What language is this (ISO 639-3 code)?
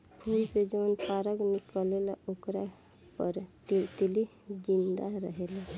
bho